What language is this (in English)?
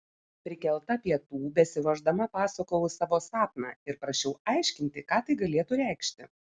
Lithuanian